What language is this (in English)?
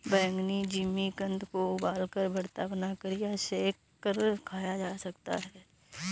Hindi